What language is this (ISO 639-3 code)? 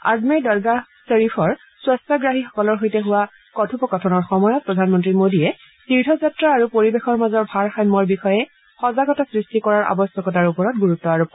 asm